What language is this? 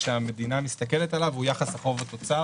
Hebrew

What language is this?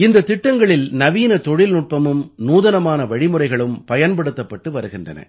Tamil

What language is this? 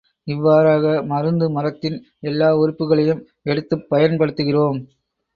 Tamil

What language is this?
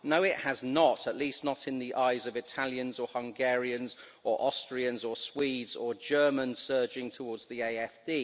English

